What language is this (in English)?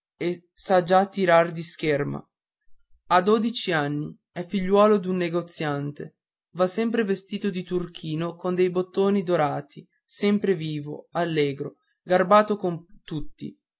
Italian